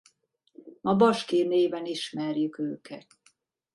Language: Hungarian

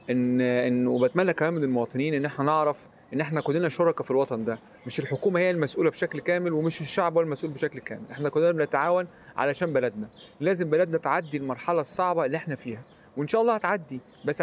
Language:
Arabic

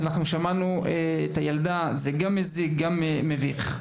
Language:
Hebrew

